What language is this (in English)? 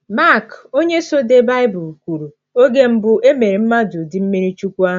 Igbo